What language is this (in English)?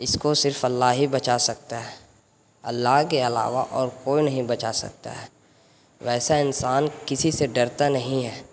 Urdu